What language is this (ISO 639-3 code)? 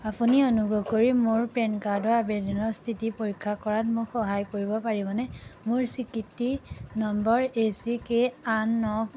asm